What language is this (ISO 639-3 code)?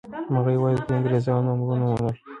pus